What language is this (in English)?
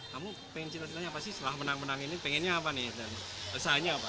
Indonesian